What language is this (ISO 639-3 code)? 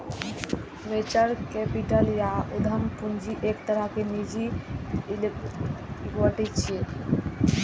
mai